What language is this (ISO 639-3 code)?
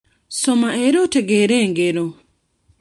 lug